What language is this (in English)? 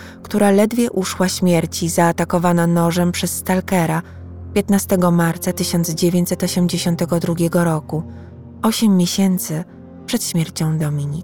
Polish